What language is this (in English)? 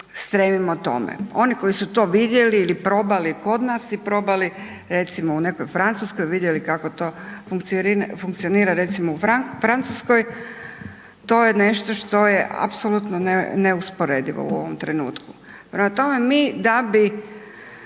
Croatian